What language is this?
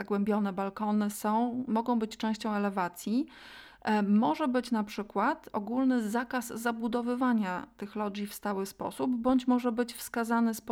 Polish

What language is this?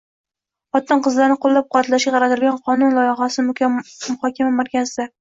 Uzbek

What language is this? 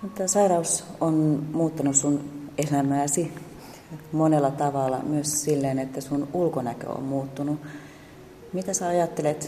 Finnish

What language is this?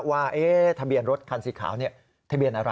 Thai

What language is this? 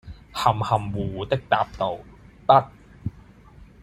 Cantonese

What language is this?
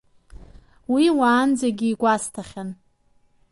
Abkhazian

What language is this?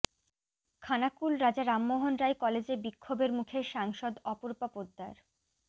Bangla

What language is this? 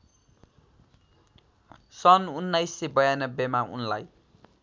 Nepali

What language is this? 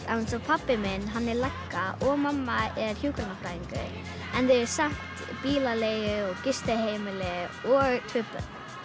Icelandic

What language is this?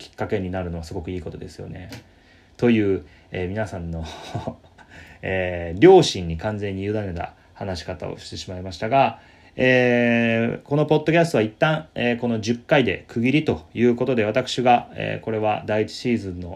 Japanese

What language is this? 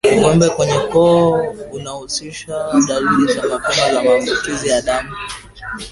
Swahili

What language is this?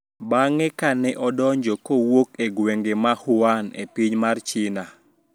Luo (Kenya and Tanzania)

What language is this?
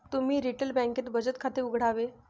Marathi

